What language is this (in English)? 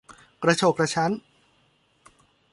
Thai